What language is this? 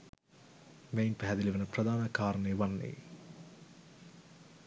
Sinhala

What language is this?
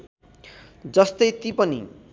Nepali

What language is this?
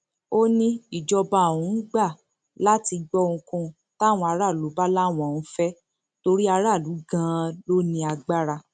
Yoruba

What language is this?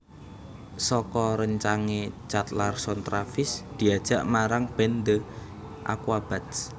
Javanese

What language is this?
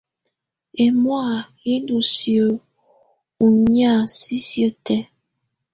Tunen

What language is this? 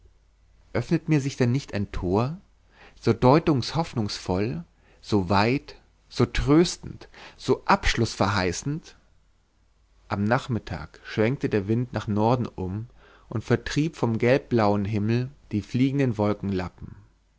German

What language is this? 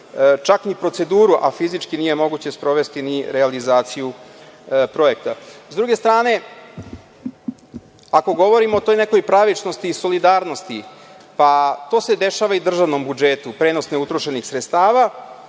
Serbian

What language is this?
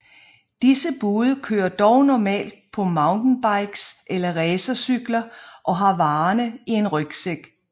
Danish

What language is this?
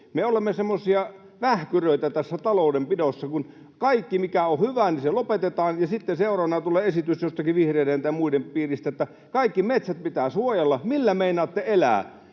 Finnish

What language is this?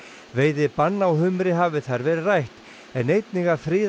Icelandic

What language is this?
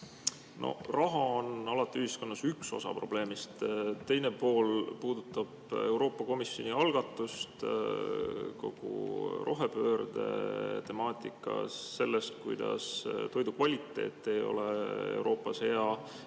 Estonian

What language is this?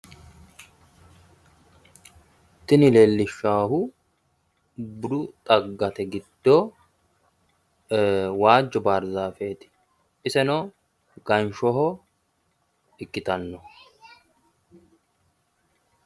Sidamo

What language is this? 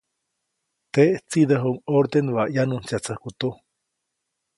Copainalá Zoque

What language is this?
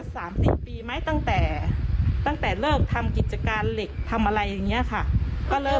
Thai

